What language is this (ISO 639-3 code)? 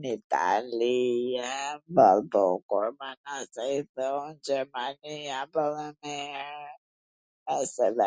aln